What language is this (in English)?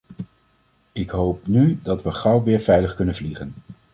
Dutch